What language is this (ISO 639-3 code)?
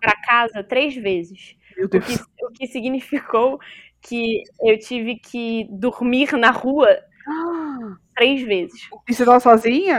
por